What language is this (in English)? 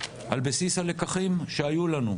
Hebrew